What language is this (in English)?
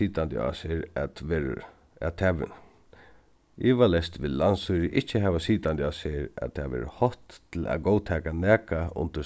Faroese